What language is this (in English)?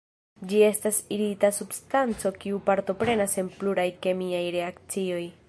Esperanto